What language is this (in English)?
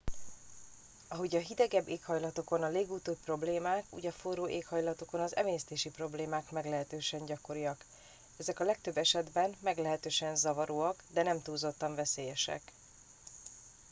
Hungarian